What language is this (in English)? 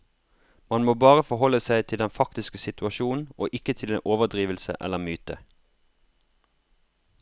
Norwegian